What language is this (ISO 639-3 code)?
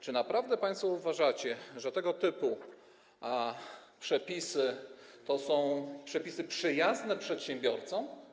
pol